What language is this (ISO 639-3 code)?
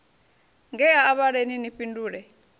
ven